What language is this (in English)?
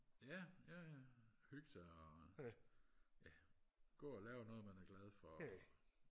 Danish